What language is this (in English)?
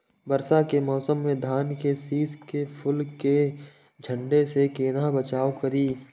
Maithili